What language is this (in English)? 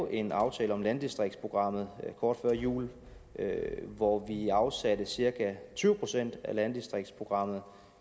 Danish